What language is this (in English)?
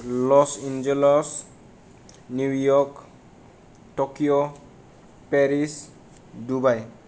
Bodo